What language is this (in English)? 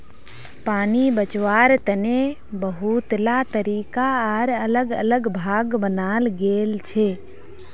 Magahi